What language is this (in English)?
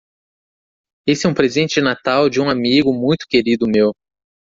Portuguese